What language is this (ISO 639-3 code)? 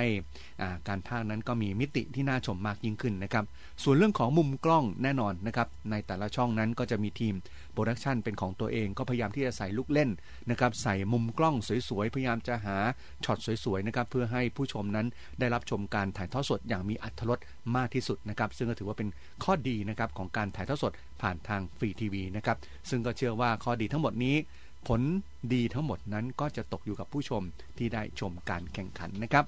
tha